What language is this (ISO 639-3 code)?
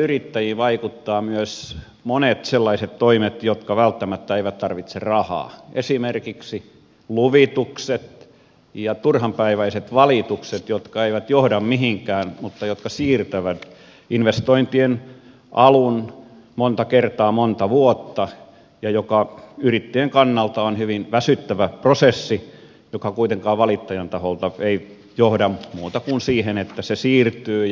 fin